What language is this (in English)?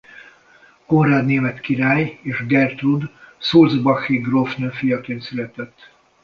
Hungarian